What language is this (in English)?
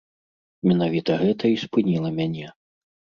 Belarusian